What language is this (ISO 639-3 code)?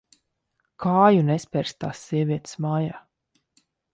lav